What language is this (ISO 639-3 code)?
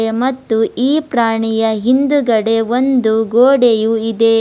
kan